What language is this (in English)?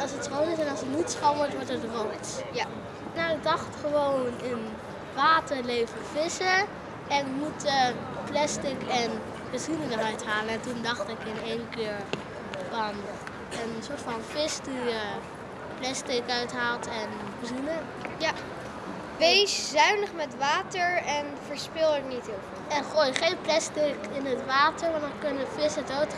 Dutch